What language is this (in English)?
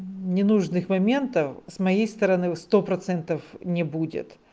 Russian